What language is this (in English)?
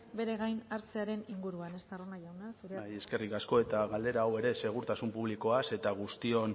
Basque